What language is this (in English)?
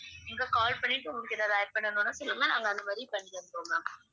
Tamil